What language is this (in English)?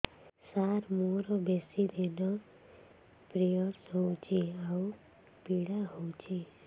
Odia